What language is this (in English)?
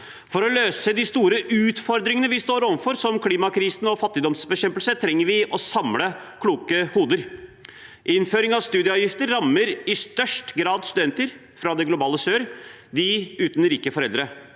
Norwegian